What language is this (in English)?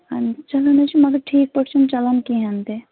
Kashmiri